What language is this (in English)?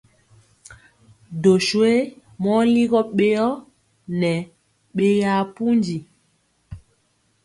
Mpiemo